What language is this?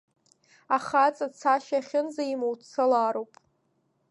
Abkhazian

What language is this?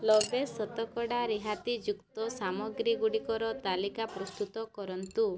Odia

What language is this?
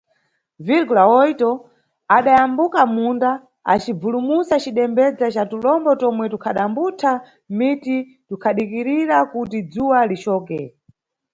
Nyungwe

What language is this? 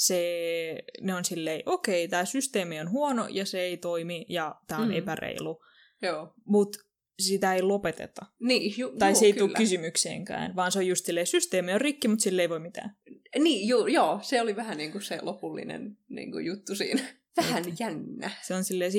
Finnish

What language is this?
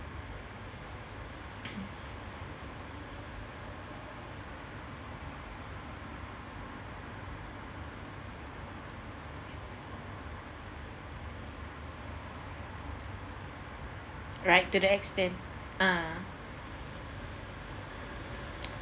English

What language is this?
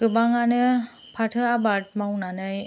Bodo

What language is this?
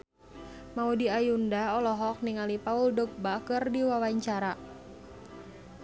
Sundanese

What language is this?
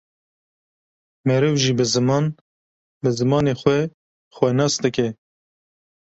Kurdish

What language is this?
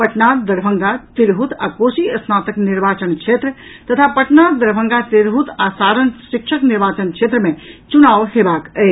Maithili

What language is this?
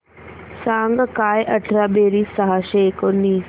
Marathi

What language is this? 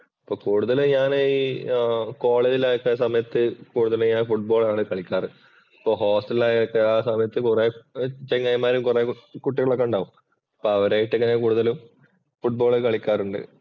Malayalam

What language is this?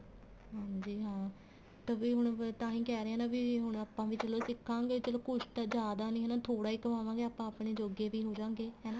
Punjabi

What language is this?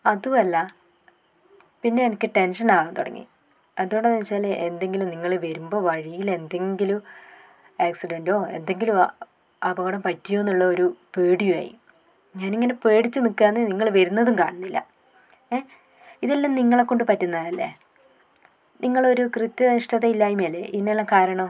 Malayalam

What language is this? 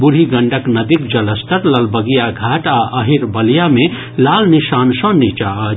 Maithili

